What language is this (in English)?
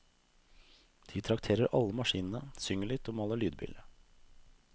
Norwegian